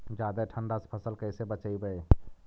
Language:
Magahi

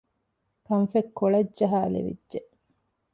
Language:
Divehi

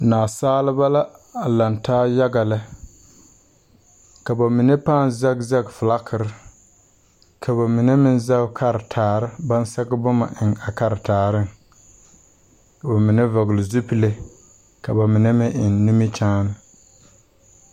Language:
Southern Dagaare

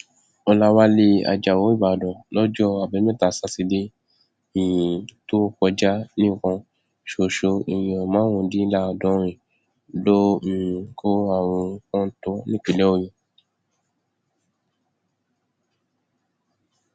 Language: Yoruba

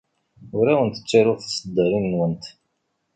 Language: Kabyle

